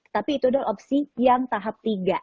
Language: Indonesian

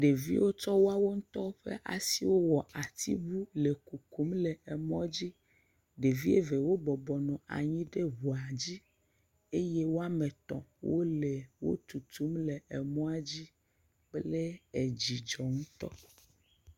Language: Ewe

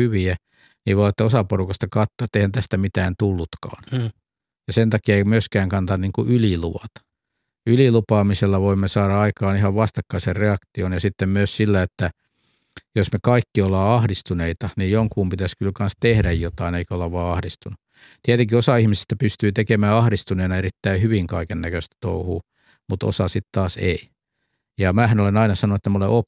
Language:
Finnish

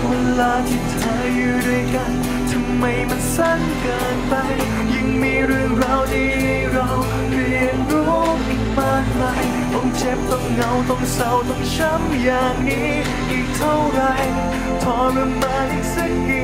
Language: Thai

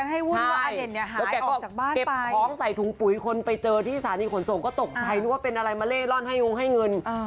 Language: Thai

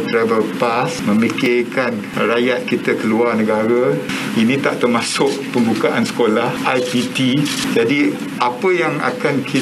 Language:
Malay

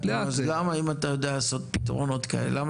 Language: Hebrew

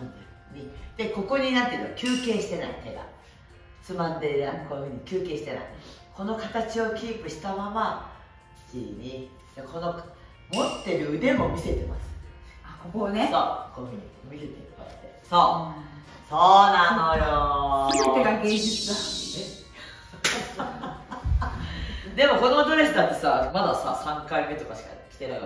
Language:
Japanese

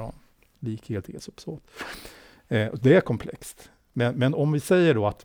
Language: Swedish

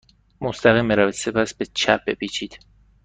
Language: Persian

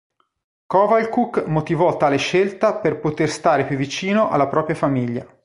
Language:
Italian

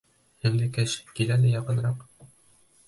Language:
Bashkir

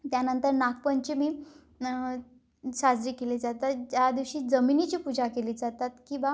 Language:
Marathi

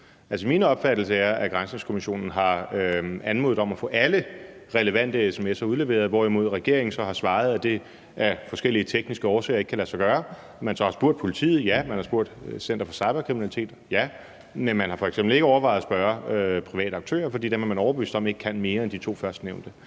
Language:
Danish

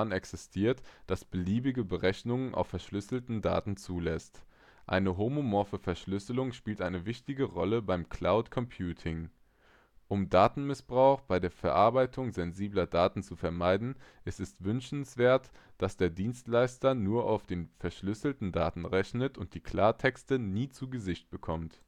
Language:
German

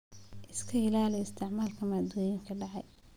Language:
Somali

